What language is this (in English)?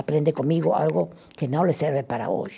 Portuguese